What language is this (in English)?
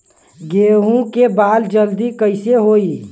Bhojpuri